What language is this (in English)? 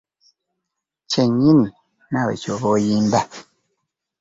Ganda